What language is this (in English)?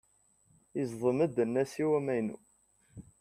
Kabyle